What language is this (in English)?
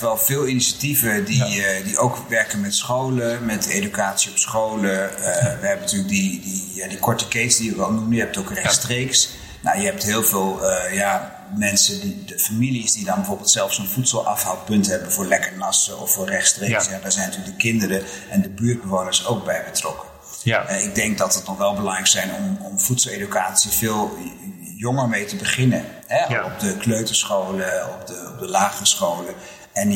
Dutch